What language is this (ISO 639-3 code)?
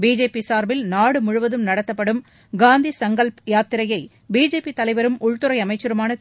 tam